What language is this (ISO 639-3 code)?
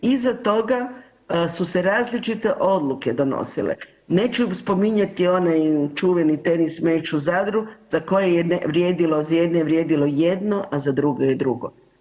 hrv